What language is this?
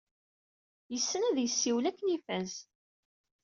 Kabyle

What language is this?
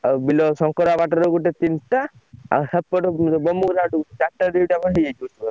Odia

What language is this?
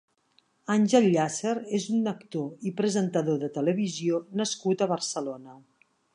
Catalan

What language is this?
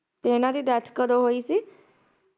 Punjabi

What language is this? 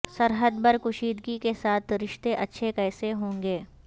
Urdu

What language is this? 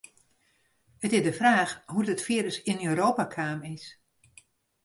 Western Frisian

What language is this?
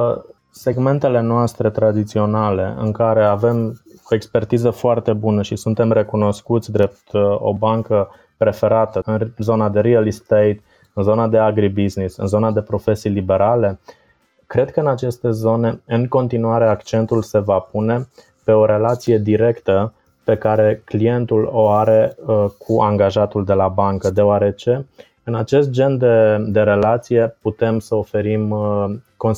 Romanian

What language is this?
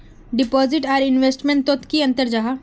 Magahi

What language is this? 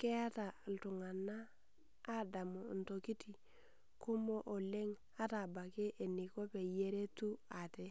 Masai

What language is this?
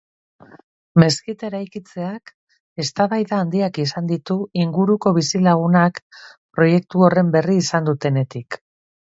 Basque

